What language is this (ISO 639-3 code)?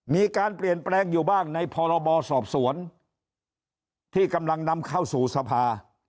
tha